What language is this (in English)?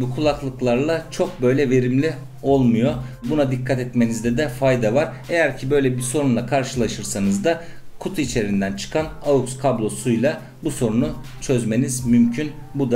Turkish